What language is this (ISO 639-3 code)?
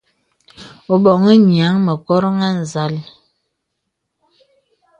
beb